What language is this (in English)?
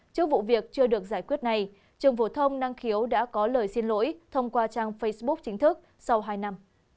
Vietnamese